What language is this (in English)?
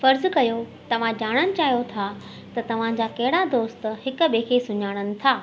Sindhi